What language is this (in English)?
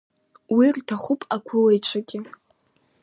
Abkhazian